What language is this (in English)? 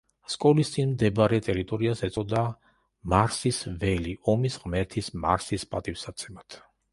Georgian